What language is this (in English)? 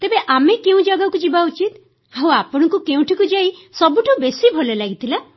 Odia